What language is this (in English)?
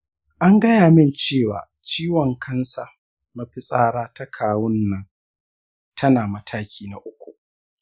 Hausa